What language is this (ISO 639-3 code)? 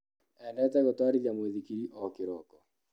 kik